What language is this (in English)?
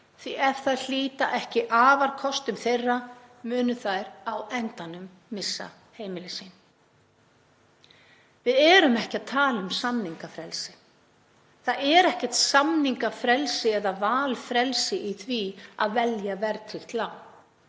Icelandic